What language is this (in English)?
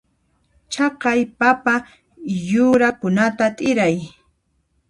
Puno Quechua